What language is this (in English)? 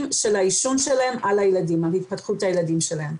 Hebrew